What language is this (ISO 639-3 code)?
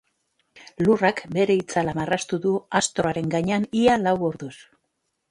eus